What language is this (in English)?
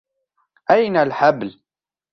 Arabic